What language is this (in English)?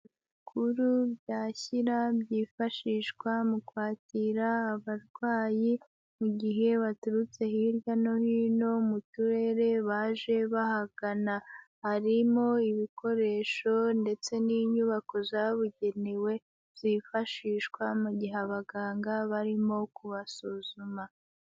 Kinyarwanda